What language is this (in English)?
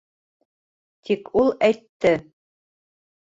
Bashkir